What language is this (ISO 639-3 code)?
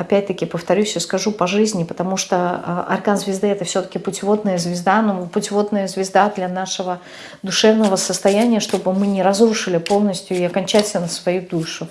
rus